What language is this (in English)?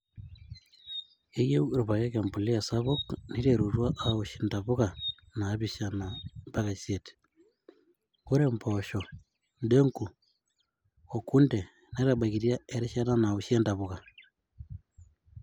Masai